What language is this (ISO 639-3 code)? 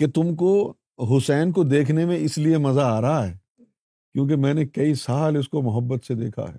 urd